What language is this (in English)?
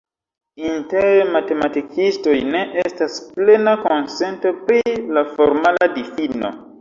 Esperanto